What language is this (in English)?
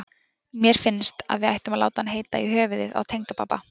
Icelandic